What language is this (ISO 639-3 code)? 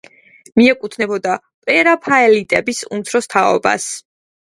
kat